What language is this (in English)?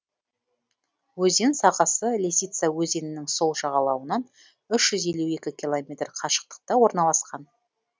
Kazakh